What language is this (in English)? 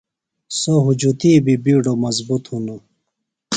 Phalura